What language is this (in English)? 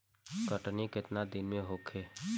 Bhojpuri